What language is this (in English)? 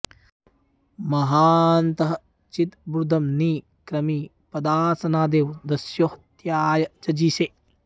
Sanskrit